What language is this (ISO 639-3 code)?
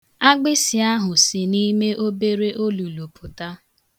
ibo